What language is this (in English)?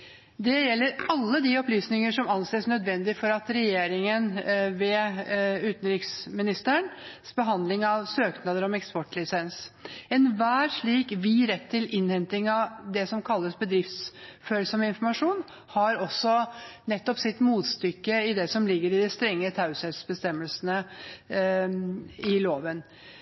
Norwegian Bokmål